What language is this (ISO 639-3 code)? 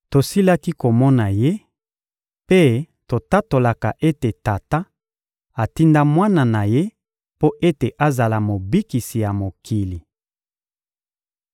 lin